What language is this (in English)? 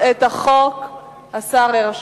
Hebrew